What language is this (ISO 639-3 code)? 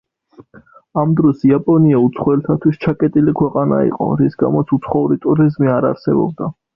kat